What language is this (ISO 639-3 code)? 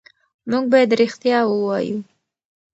pus